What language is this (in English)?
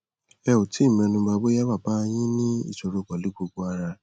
Yoruba